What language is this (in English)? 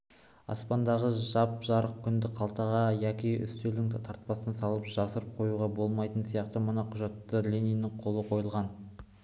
Kazakh